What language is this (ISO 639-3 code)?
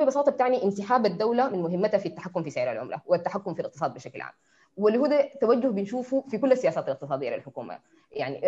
ara